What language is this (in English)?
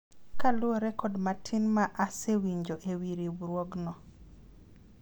Luo (Kenya and Tanzania)